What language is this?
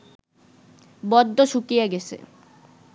Bangla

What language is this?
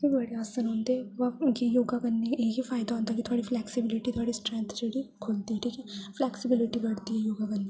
Dogri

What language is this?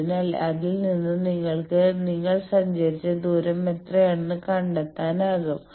Malayalam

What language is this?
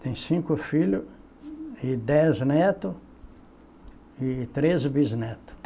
Portuguese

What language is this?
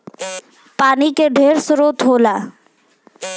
Bhojpuri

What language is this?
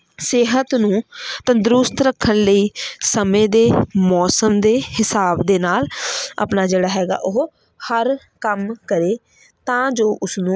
Punjabi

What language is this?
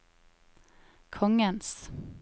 Norwegian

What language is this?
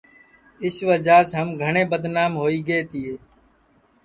Sansi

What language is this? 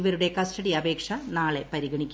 Malayalam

